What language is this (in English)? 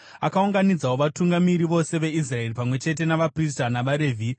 Shona